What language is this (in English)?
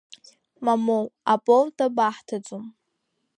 Abkhazian